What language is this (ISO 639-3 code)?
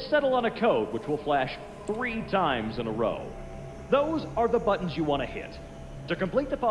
kor